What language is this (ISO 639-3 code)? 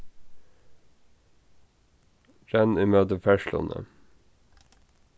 fao